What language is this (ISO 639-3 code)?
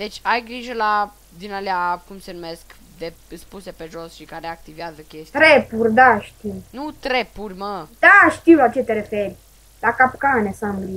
ron